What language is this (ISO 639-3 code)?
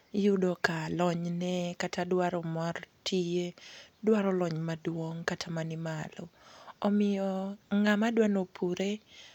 luo